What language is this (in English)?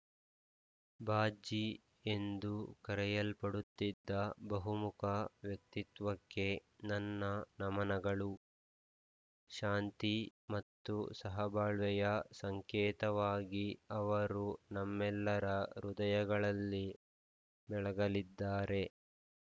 Kannada